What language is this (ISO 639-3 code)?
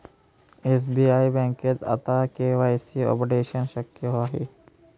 mar